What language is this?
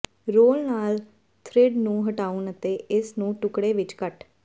Punjabi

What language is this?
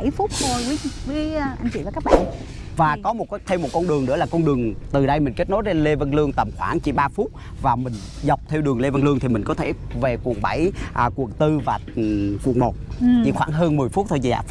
Vietnamese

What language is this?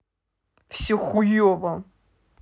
Russian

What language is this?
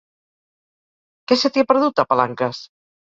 Catalan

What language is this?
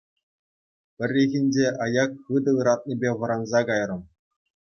Chuvash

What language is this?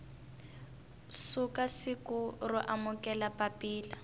Tsonga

